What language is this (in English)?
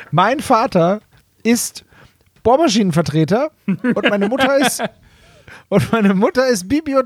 German